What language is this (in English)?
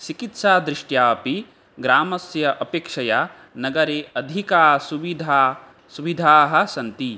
Sanskrit